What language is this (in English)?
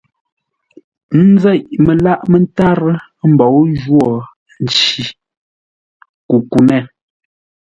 Ngombale